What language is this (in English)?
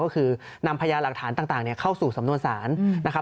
Thai